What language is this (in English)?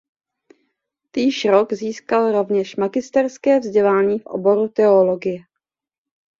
Czech